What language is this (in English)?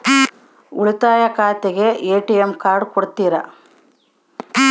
Kannada